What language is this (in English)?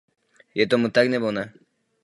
Czech